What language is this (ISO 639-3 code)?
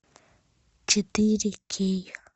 rus